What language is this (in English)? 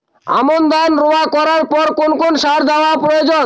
Bangla